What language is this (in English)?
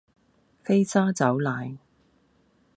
Cantonese